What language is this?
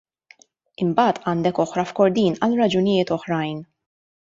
Maltese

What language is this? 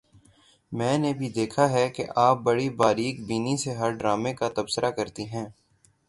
Urdu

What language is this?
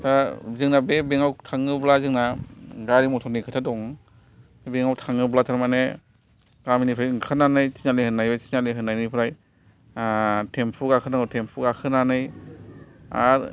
Bodo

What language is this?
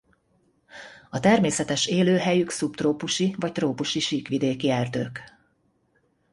Hungarian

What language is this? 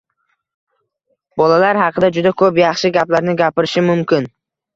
Uzbek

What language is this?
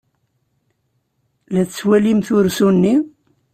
Kabyle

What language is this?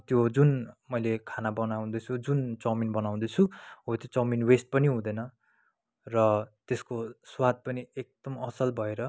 Nepali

